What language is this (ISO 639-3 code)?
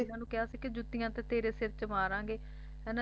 pan